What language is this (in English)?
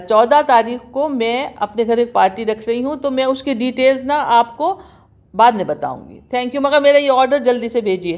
Urdu